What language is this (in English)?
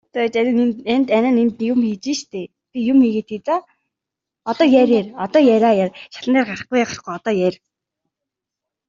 Mongolian